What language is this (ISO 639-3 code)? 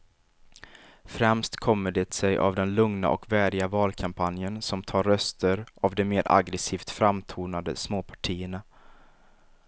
swe